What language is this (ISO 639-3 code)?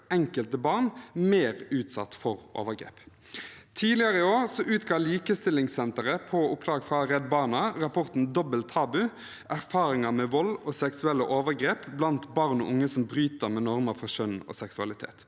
nor